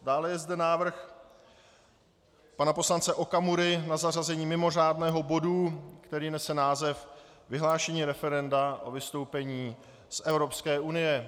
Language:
Czech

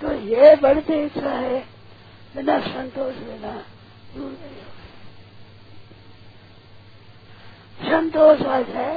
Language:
Hindi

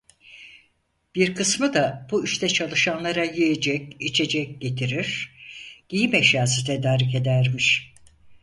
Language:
Turkish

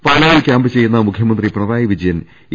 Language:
Malayalam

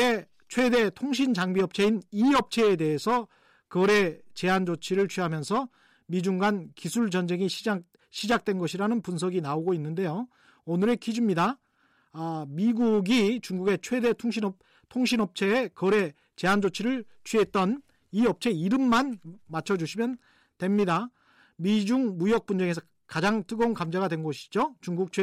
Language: Korean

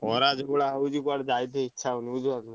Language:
Odia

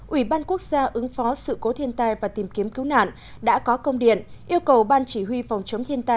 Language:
Vietnamese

